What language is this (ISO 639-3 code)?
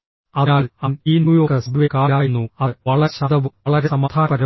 mal